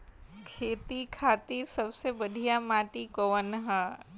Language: Bhojpuri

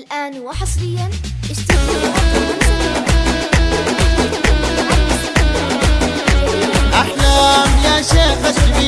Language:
Arabic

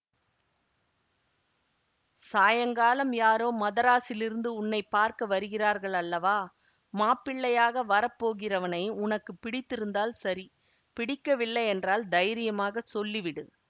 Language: Tamil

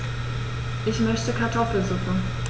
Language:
German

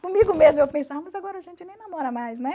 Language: Portuguese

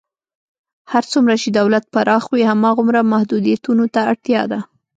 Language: Pashto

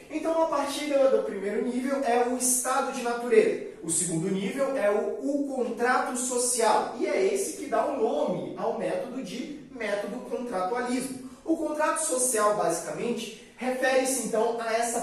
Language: Portuguese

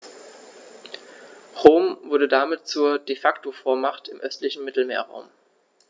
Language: German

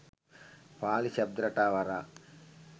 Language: Sinhala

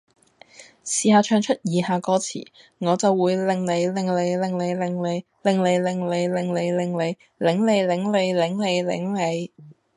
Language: Cantonese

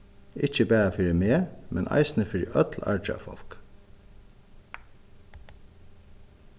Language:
Faroese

